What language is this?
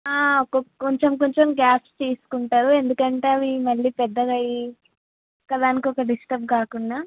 Telugu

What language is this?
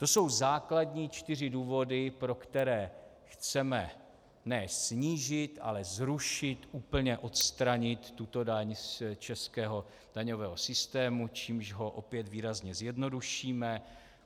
Czech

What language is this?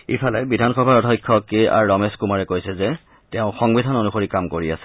Assamese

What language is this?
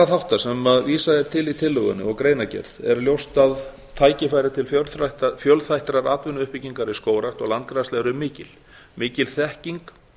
Icelandic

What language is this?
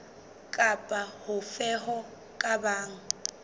Southern Sotho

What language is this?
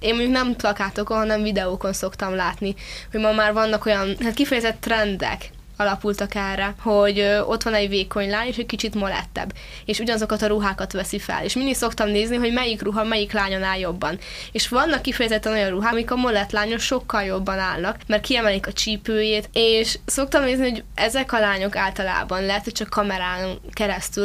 Hungarian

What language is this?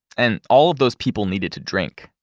English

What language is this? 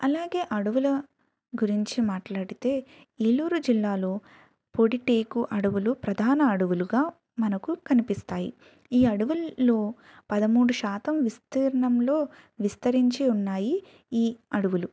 Telugu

